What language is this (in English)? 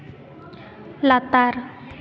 Santali